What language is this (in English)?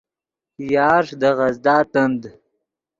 Yidgha